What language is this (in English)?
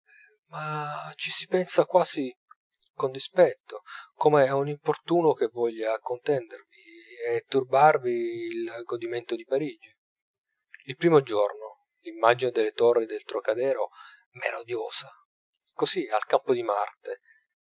Italian